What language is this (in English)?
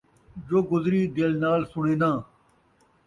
Saraiki